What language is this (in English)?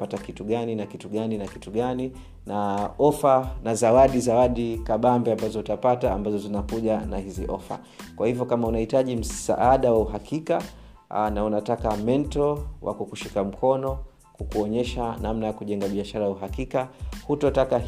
Swahili